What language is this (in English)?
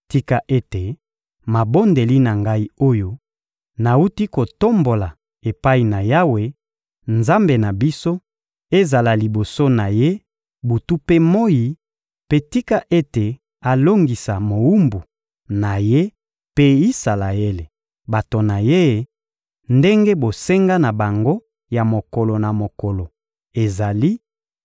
Lingala